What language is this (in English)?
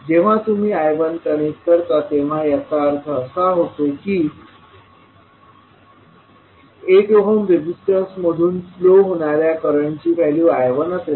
Marathi